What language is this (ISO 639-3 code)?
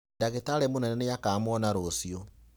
kik